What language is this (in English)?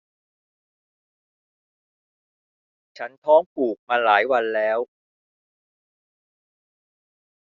Thai